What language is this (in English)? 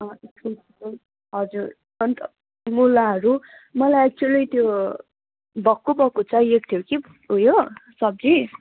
Nepali